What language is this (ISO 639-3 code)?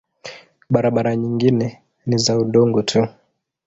swa